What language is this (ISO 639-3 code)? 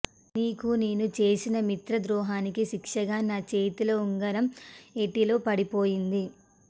tel